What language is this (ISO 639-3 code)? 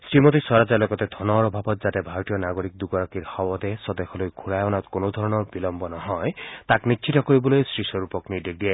asm